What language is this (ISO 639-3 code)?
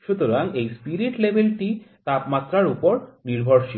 ben